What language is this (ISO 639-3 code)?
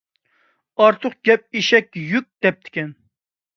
uig